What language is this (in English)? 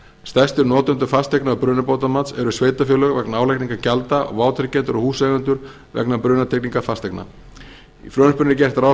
Icelandic